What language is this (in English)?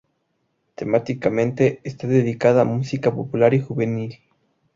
Spanish